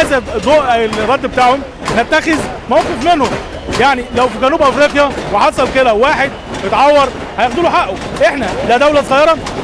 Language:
Arabic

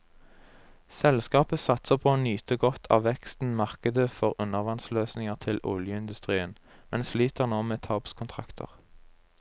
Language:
Norwegian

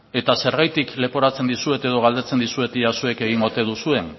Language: Basque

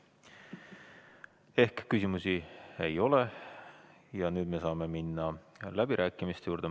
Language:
Estonian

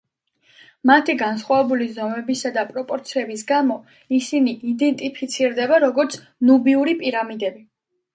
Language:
Georgian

